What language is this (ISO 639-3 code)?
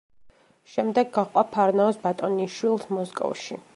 kat